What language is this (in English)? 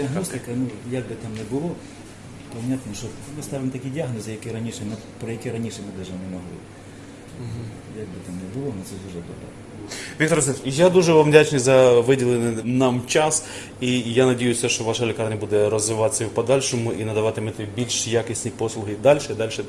Ukrainian